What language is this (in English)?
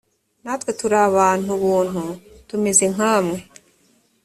Kinyarwanda